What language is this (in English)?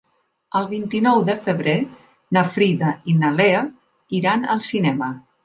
Catalan